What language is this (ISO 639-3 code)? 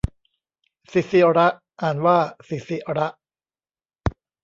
tha